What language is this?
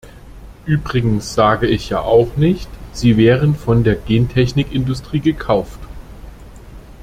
German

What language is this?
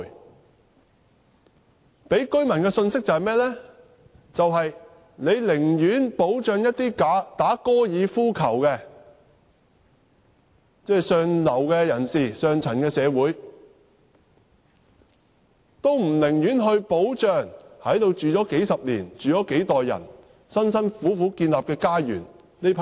Cantonese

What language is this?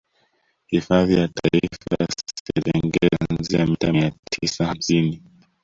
Swahili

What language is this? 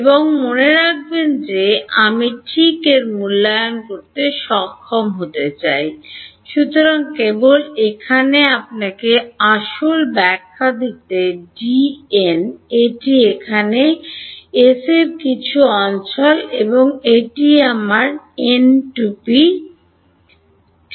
Bangla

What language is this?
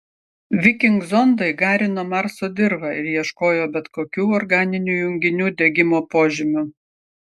Lithuanian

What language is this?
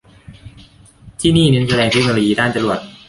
Thai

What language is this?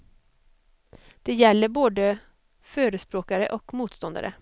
Swedish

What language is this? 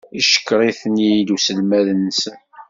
Kabyle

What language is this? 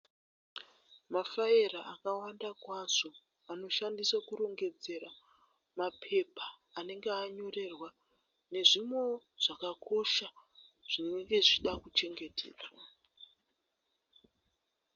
Shona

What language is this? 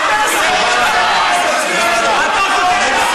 Hebrew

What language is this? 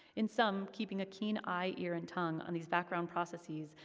English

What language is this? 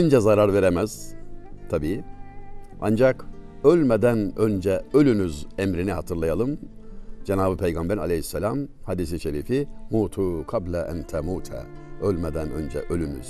Turkish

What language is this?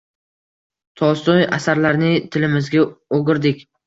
Uzbek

